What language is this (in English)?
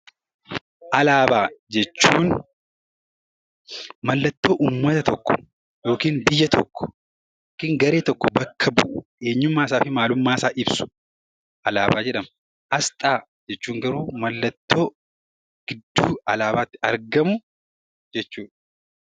Oromo